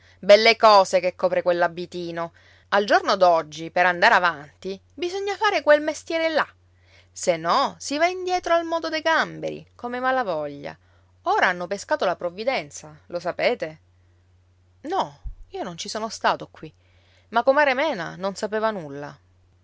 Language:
Italian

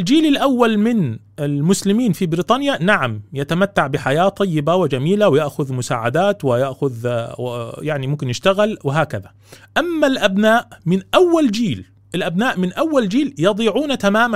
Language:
Arabic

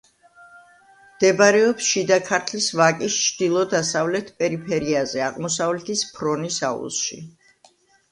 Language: Georgian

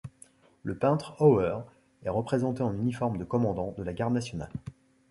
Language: French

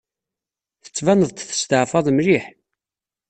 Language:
Kabyle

